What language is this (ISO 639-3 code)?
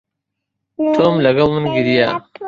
ckb